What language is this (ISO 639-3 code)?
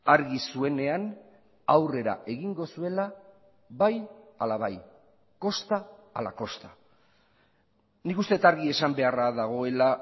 eus